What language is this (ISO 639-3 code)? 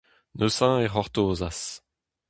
bre